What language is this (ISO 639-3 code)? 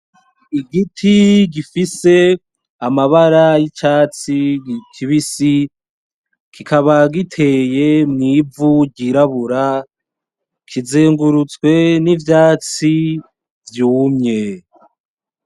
run